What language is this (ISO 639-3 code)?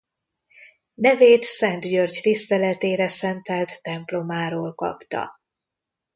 hun